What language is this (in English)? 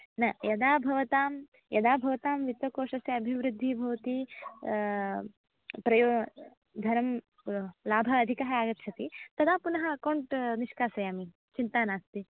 Sanskrit